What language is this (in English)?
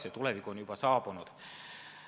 Estonian